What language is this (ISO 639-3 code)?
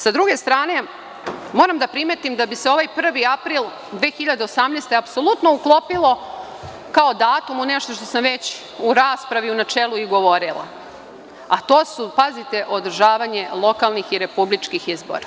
srp